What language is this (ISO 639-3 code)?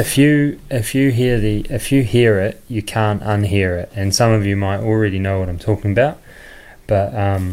eng